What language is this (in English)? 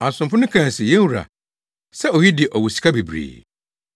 Akan